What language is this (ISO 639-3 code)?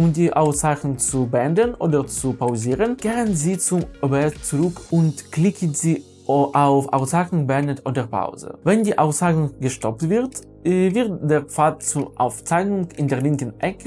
deu